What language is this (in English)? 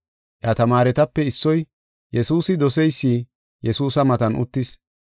Gofa